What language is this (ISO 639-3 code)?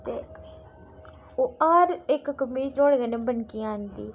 doi